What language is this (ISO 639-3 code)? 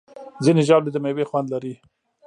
pus